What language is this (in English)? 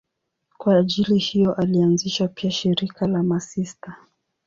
Swahili